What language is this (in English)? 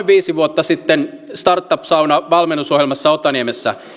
Finnish